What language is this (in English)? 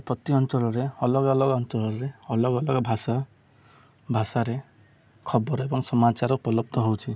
Odia